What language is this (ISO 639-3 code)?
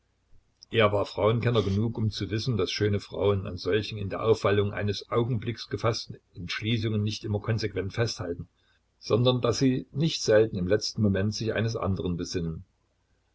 deu